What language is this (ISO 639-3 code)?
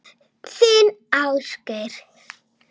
isl